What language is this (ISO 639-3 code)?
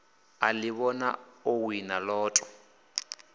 ven